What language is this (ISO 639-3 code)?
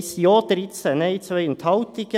gsw